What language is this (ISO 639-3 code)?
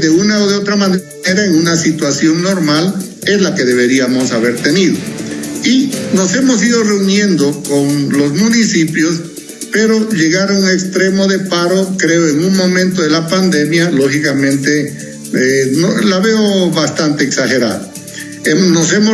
spa